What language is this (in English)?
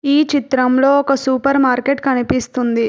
Telugu